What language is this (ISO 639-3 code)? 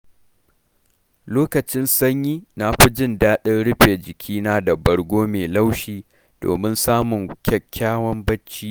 hau